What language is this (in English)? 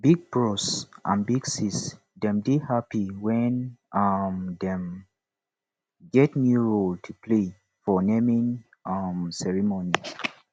Nigerian Pidgin